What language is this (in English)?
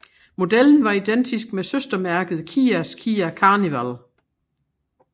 Danish